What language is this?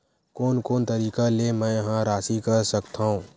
Chhattisgarhi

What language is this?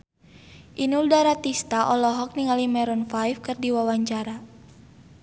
Sundanese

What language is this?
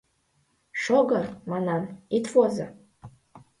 Mari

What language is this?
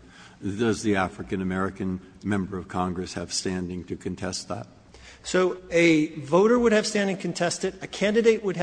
English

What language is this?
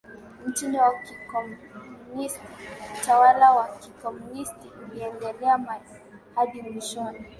Swahili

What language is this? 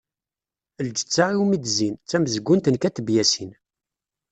Kabyle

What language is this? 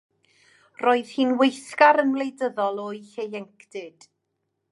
Welsh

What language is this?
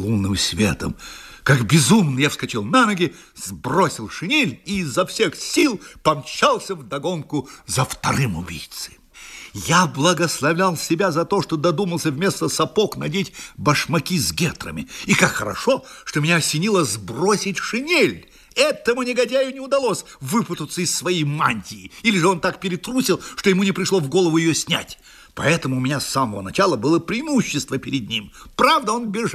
Russian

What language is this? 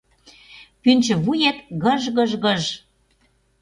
Mari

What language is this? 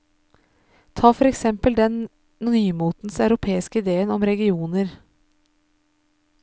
Norwegian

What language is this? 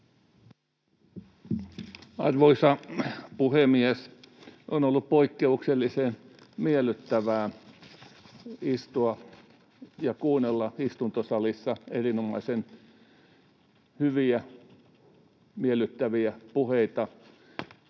Finnish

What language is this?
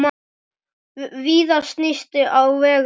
Icelandic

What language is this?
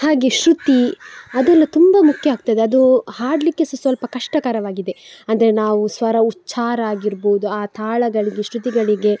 Kannada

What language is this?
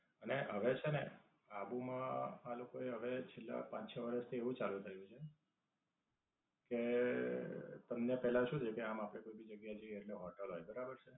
Gujarati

